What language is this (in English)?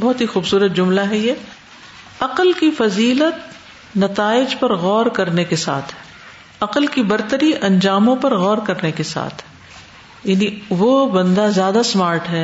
Urdu